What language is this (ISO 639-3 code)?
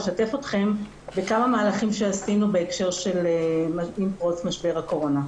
heb